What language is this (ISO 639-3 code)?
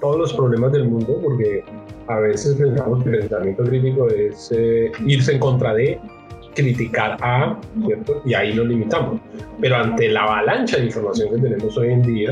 spa